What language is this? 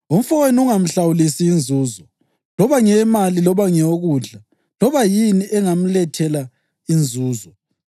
North Ndebele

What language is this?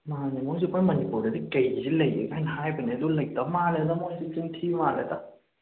Manipuri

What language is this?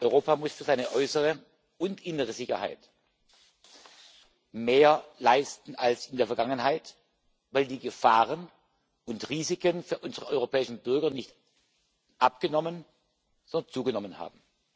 German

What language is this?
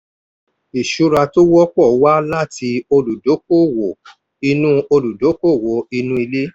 Yoruba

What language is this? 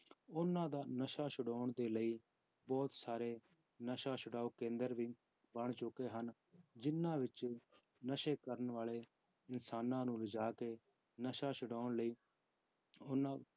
Punjabi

